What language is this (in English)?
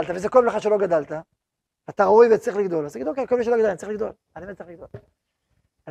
Hebrew